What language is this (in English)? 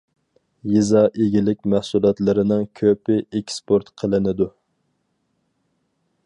Uyghur